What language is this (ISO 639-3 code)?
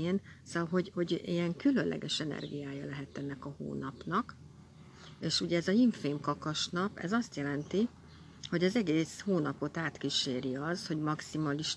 hun